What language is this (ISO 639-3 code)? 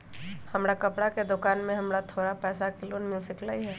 mag